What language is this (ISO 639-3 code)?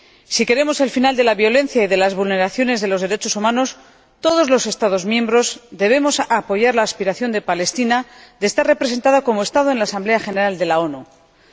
spa